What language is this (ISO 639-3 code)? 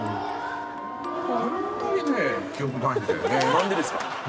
jpn